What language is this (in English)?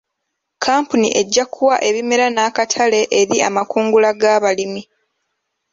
Ganda